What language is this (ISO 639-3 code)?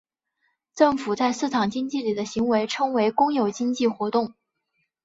zho